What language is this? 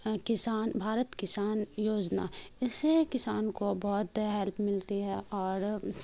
Urdu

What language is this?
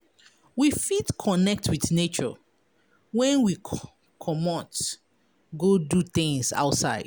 Nigerian Pidgin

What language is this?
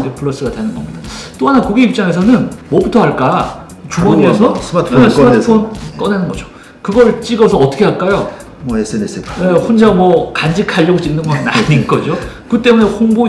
Korean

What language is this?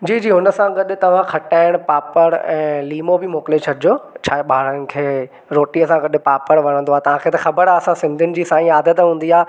Sindhi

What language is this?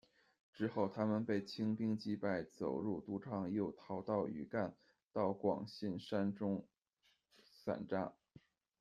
Chinese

